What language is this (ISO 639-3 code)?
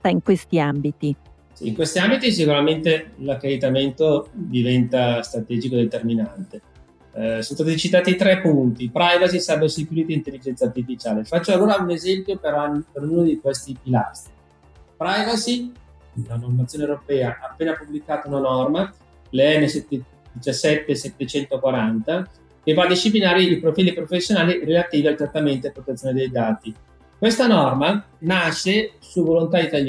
ita